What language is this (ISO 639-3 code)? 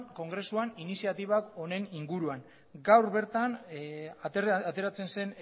eus